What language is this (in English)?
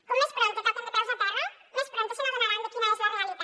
Catalan